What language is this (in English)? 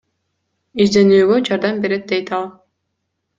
Kyrgyz